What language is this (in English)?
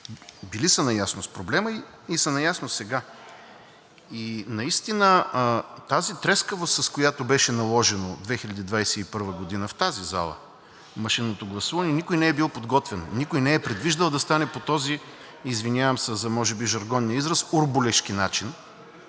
Bulgarian